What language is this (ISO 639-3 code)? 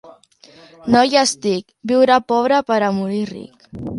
cat